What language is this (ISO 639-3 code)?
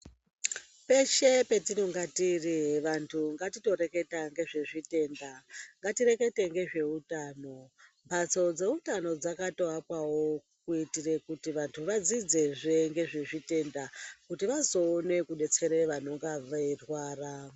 ndc